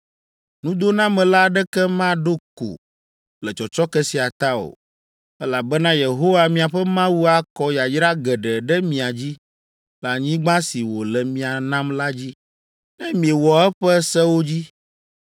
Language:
Ewe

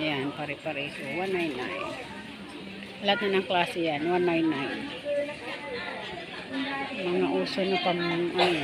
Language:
Filipino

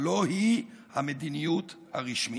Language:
Hebrew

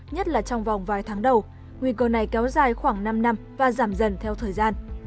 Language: Vietnamese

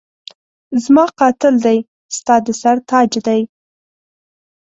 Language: Pashto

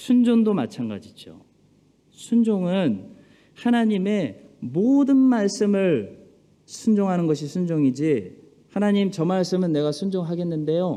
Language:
Korean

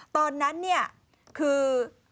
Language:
Thai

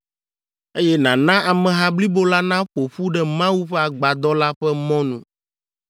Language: Ewe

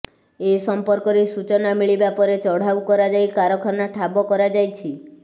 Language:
Odia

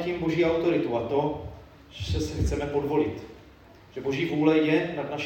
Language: Czech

